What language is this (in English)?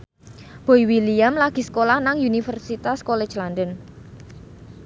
Javanese